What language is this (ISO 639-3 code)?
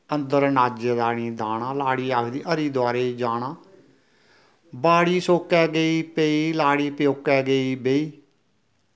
doi